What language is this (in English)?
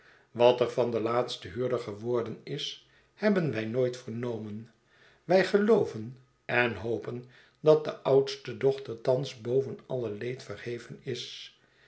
Dutch